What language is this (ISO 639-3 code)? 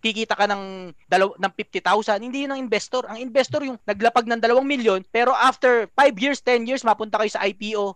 fil